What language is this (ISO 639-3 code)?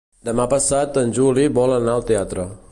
cat